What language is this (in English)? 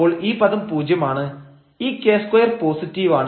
Malayalam